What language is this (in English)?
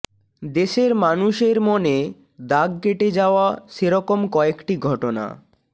Bangla